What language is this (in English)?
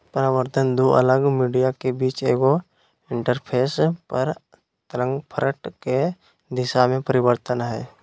Magahi